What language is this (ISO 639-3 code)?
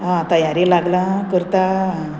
kok